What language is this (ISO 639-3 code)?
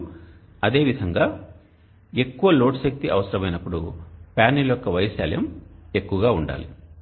tel